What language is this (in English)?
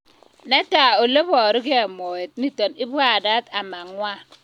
Kalenjin